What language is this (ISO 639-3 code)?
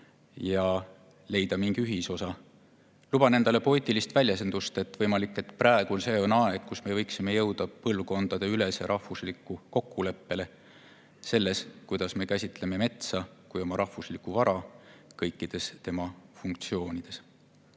est